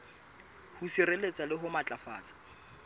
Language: Southern Sotho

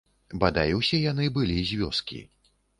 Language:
Belarusian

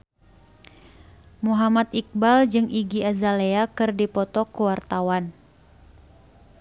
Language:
Sundanese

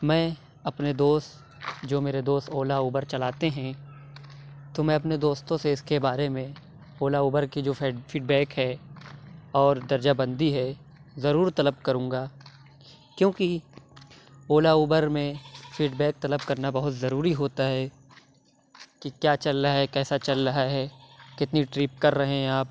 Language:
Urdu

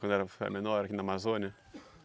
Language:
Portuguese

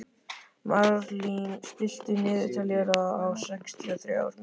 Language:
Icelandic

